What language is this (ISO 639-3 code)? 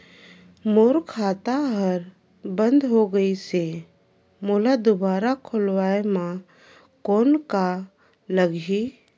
hne